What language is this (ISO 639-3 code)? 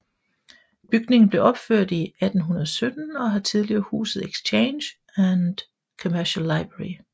dan